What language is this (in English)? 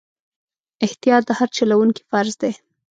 Pashto